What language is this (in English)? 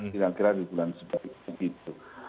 Indonesian